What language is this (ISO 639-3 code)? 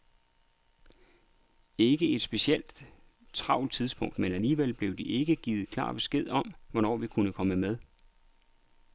dan